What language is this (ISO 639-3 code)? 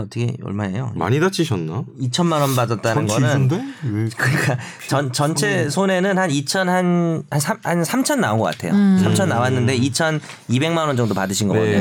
kor